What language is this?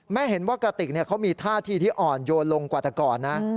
Thai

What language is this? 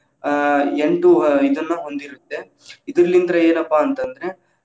Kannada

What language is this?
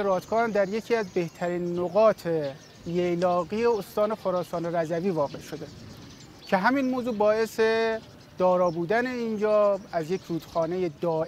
Persian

